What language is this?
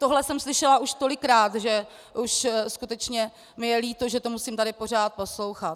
Czech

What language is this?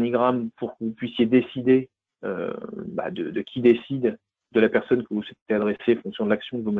French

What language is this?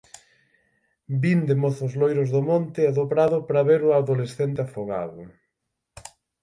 Galician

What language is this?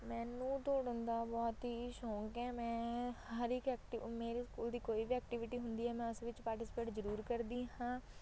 Punjabi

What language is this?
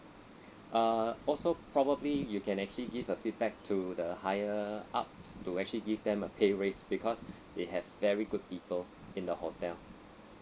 English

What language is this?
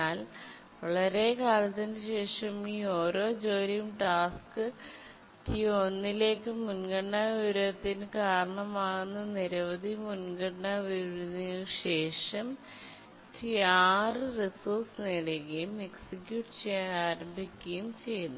Malayalam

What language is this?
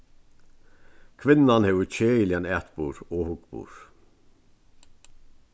Faroese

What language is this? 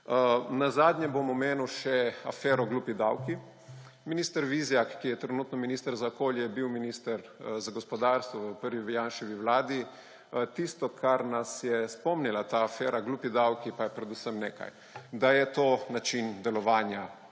Slovenian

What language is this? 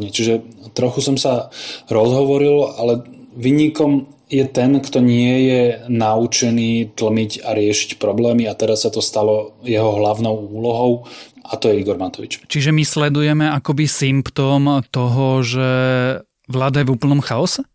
Slovak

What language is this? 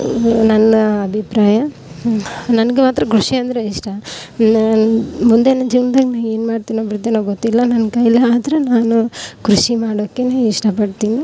Kannada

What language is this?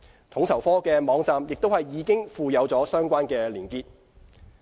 Cantonese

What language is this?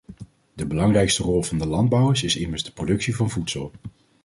Dutch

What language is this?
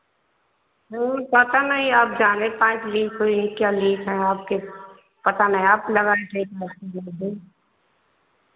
Hindi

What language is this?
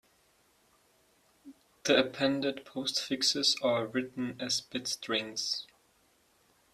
English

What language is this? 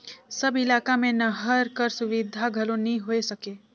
Chhattisgarhi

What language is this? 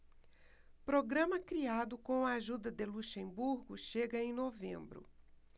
Portuguese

